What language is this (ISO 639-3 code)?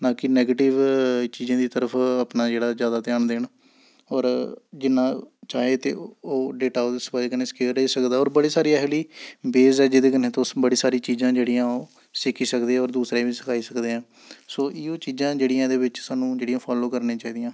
doi